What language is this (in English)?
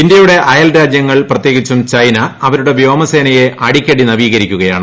Malayalam